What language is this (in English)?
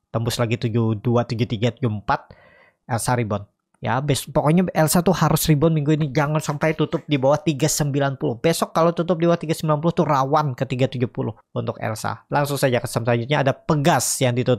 Indonesian